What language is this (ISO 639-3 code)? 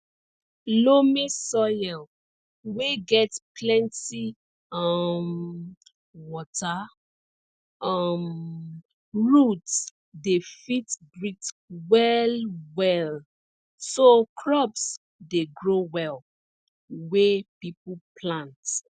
pcm